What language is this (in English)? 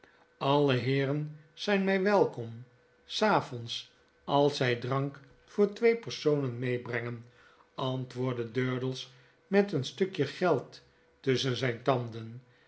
Dutch